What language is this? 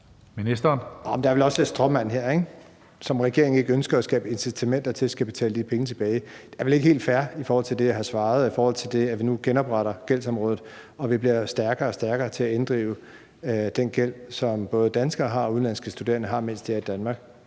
Danish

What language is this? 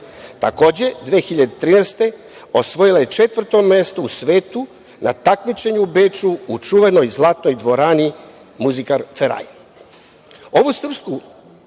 Serbian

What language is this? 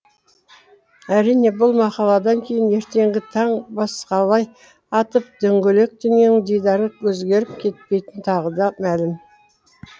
Kazakh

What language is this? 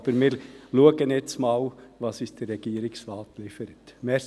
Swiss German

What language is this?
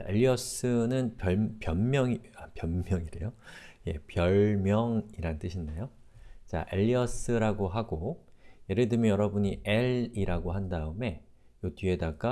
Korean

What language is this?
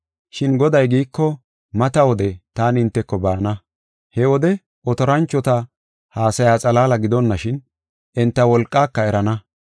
Gofa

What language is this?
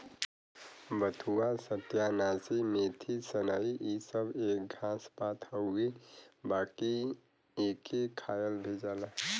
Bhojpuri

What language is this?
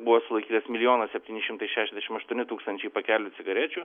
Lithuanian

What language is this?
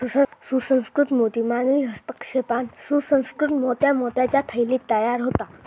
Marathi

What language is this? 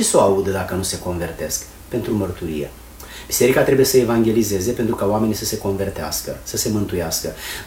Romanian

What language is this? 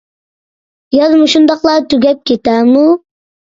Uyghur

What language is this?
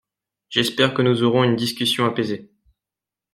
French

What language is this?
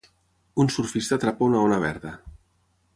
Catalan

